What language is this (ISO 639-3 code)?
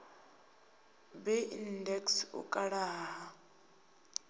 ven